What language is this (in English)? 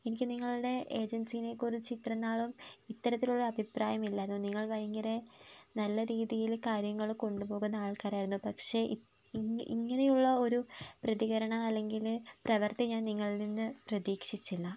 Malayalam